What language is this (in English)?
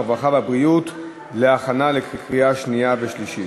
Hebrew